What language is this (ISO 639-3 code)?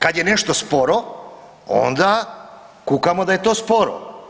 hrv